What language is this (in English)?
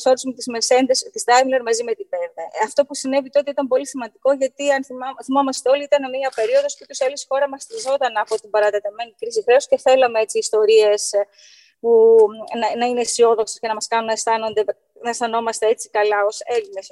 Greek